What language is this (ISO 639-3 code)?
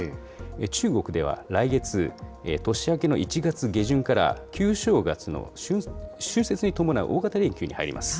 jpn